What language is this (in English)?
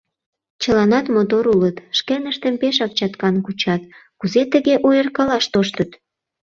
Mari